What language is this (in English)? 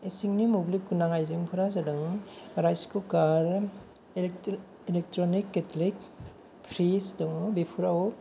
Bodo